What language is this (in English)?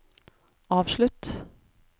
Norwegian